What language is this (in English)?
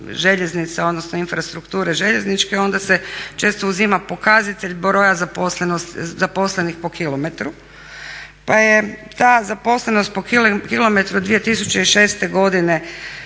Croatian